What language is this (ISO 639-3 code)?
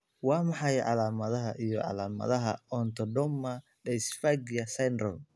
som